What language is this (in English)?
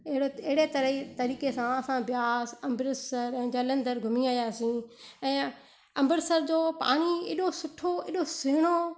Sindhi